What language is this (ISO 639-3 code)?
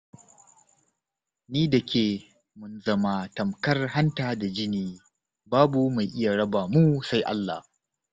hau